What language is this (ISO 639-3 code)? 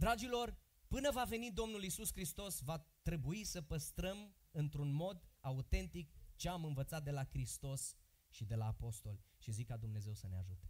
ron